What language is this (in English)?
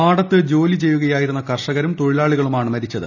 Malayalam